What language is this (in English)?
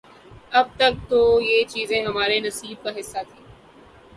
Urdu